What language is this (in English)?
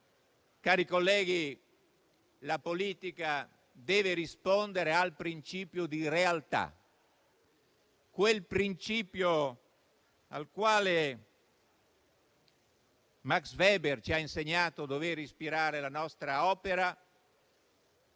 Italian